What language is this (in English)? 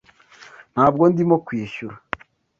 Kinyarwanda